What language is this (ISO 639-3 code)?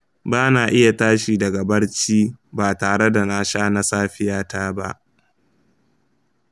hau